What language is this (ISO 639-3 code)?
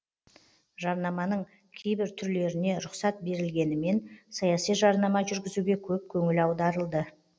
kaz